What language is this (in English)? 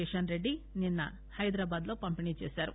Telugu